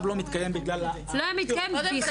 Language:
Hebrew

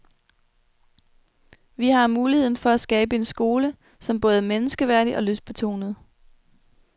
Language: Danish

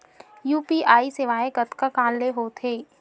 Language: Chhattisgarhi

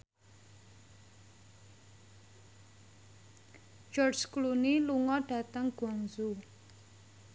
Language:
Javanese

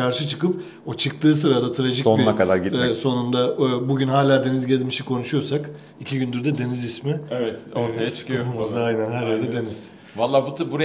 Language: Turkish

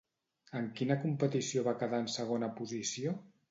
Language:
Catalan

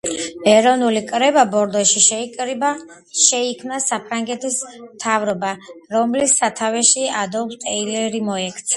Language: Georgian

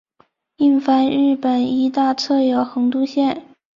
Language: Chinese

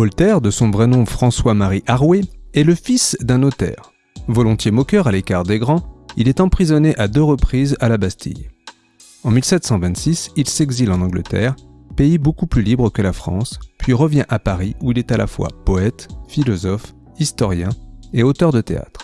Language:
French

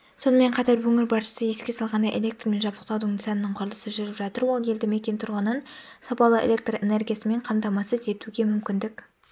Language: Kazakh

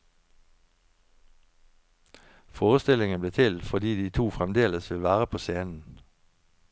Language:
Norwegian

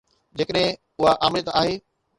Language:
Sindhi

